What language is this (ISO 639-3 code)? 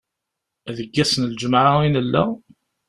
kab